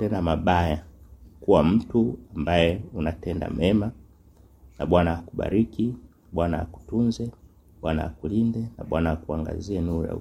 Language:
Swahili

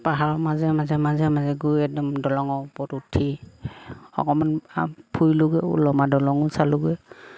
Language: Assamese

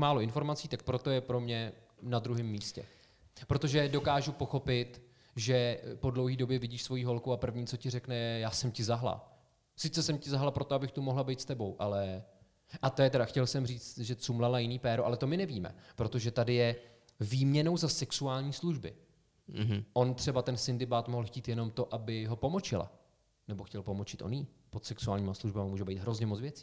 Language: Czech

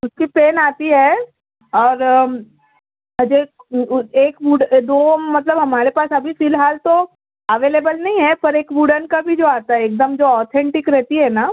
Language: Urdu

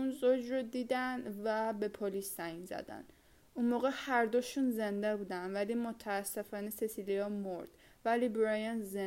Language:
Persian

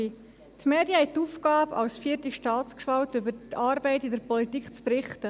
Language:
Swiss German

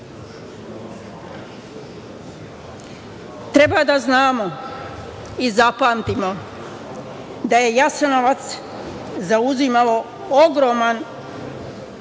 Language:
Serbian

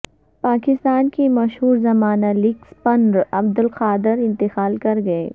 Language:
Urdu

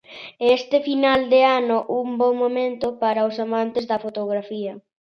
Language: Galician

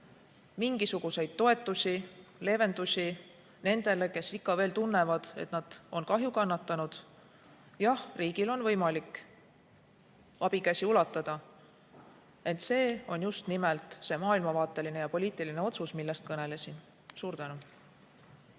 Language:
Estonian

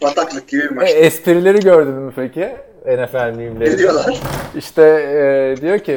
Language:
Turkish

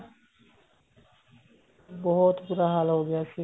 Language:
Punjabi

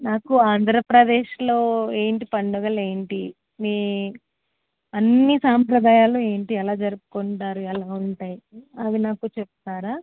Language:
Telugu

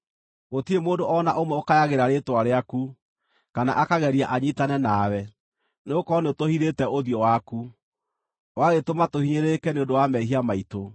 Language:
Kikuyu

